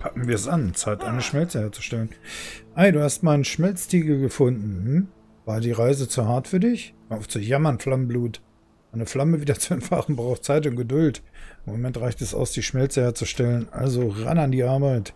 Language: German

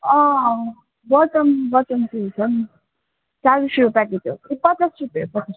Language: Nepali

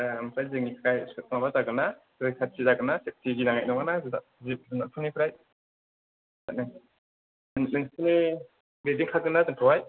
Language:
Bodo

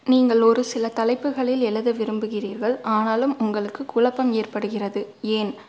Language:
Tamil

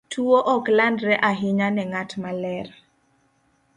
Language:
Luo (Kenya and Tanzania)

